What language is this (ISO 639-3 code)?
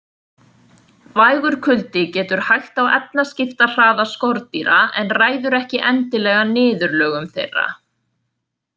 isl